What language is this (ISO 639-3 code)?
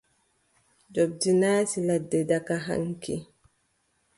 fub